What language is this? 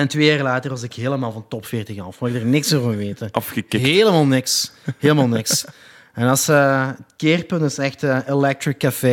Dutch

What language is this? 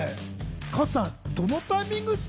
Japanese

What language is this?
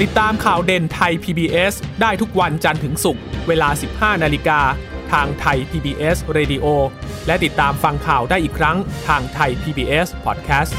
Thai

